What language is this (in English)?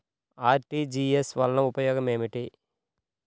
Telugu